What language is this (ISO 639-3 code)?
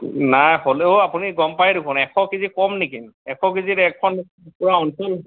asm